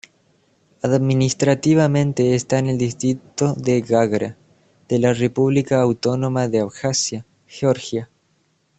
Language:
Spanish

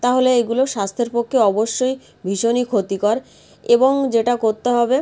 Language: Bangla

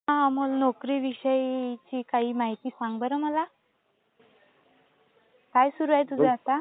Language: Marathi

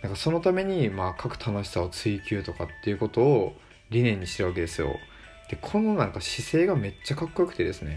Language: Japanese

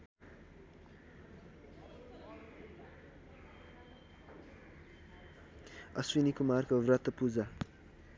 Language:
Nepali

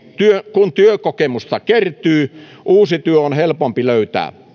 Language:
Finnish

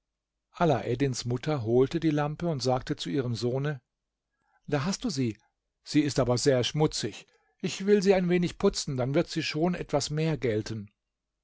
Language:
German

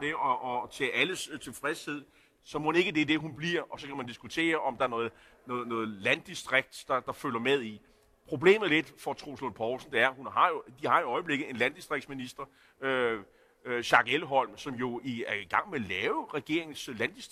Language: Danish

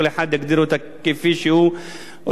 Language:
Hebrew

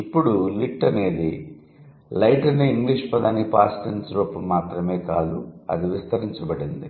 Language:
Telugu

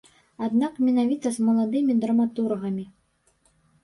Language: Belarusian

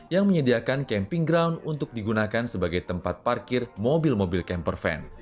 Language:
Indonesian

